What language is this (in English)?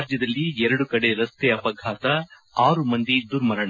Kannada